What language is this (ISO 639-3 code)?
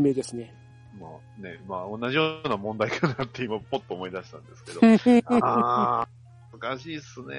jpn